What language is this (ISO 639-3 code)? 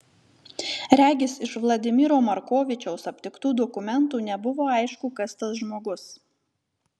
lit